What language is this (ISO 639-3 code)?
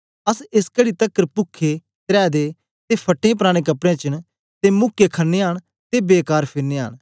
doi